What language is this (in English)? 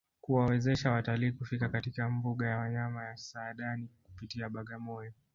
Swahili